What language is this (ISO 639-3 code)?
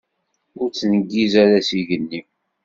kab